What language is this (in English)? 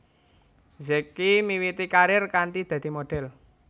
Javanese